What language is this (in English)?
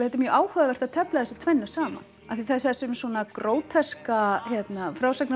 Icelandic